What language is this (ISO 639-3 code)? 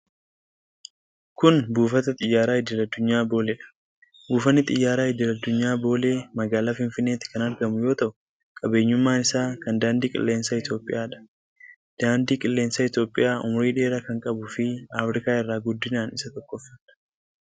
orm